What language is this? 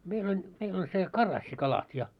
Finnish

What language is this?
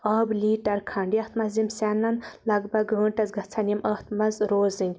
Kashmiri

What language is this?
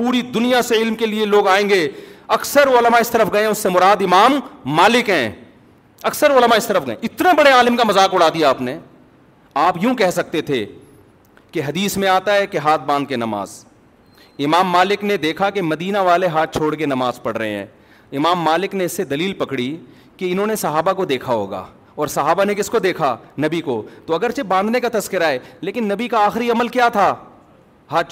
Urdu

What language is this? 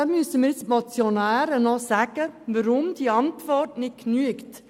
Swiss German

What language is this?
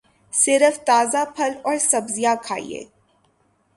Urdu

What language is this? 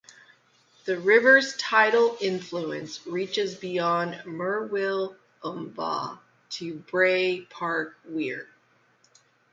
English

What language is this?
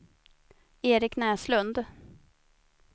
Swedish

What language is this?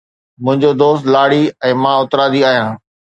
Sindhi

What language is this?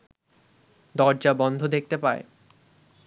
Bangla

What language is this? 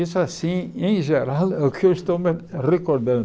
Portuguese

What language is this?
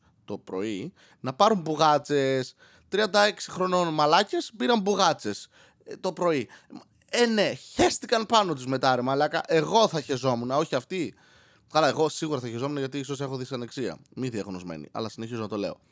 Greek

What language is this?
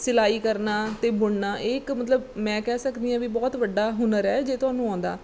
Punjabi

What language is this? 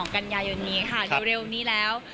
Thai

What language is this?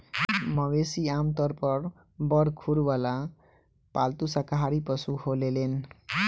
Bhojpuri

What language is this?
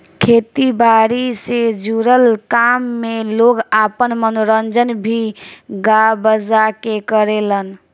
Bhojpuri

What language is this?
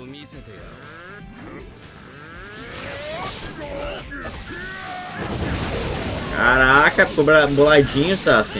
Portuguese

